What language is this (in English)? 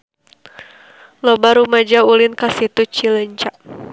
Sundanese